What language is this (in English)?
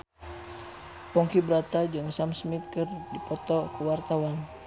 Sundanese